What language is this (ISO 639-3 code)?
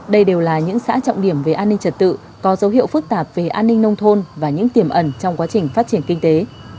vie